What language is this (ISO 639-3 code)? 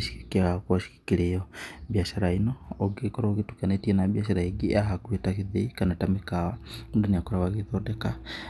kik